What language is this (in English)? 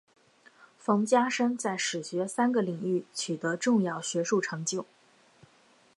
Chinese